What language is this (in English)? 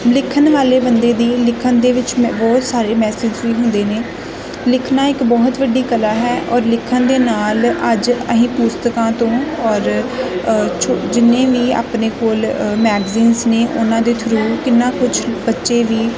Punjabi